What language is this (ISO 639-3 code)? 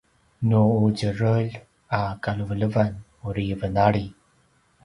pwn